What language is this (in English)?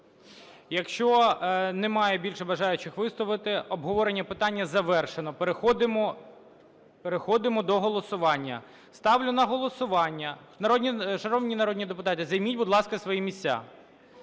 Ukrainian